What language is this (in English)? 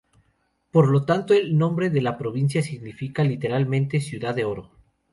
Spanish